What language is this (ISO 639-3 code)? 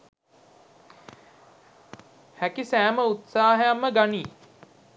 sin